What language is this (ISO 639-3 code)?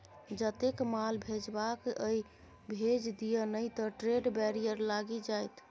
mai